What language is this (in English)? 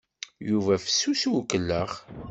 Kabyle